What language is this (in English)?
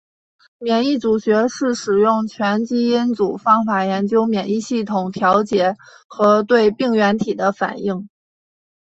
Chinese